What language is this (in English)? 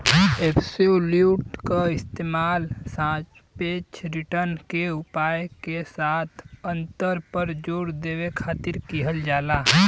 Bhojpuri